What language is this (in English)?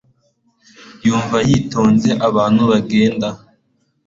Kinyarwanda